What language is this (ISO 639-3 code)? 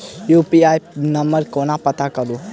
mai